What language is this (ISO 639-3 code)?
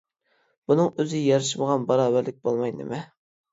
uig